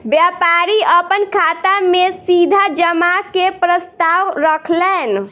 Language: Maithili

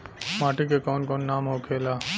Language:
Bhojpuri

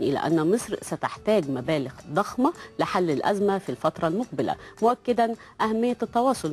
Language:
Arabic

